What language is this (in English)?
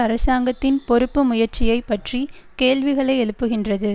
Tamil